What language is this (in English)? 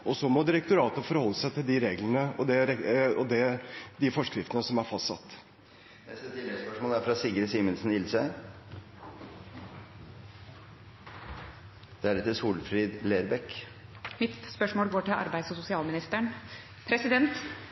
Norwegian